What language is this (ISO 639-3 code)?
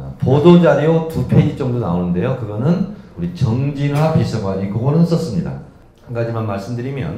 kor